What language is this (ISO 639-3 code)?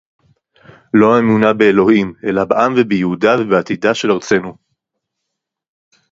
heb